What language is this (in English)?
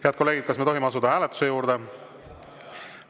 Estonian